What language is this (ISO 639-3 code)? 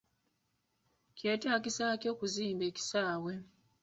lug